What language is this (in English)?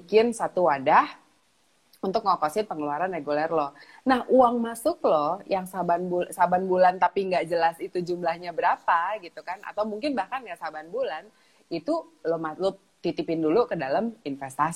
Indonesian